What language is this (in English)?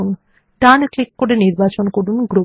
Bangla